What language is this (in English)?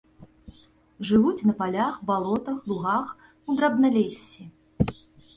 Belarusian